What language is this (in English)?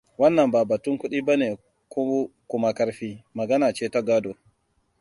Hausa